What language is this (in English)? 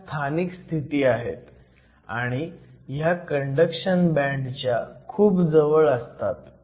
Marathi